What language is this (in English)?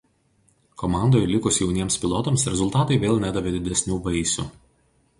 Lithuanian